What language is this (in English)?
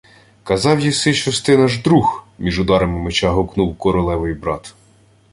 Ukrainian